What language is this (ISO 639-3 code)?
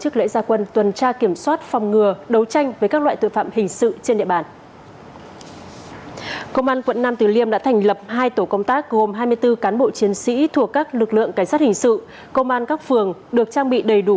vie